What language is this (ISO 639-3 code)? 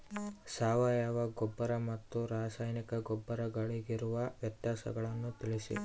kan